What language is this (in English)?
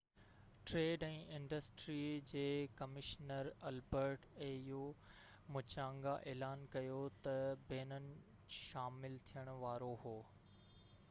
Sindhi